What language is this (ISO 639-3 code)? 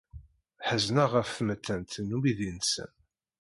kab